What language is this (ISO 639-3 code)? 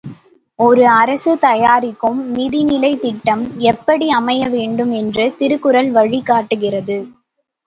tam